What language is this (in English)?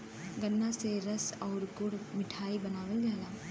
Bhojpuri